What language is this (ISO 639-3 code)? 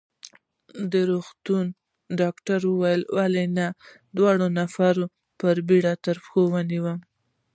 pus